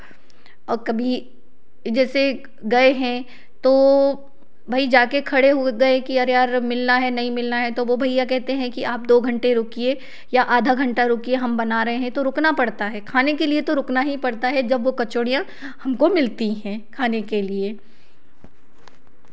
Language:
Hindi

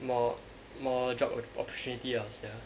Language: English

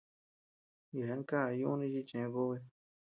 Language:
Tepeuxila Cuicatec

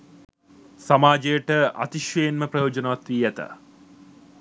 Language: Sinhala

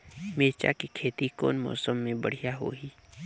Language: Chhattisgarhi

